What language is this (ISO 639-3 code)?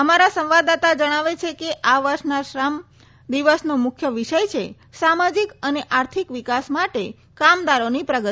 guj